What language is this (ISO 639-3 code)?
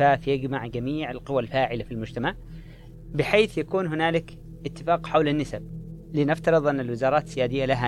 ara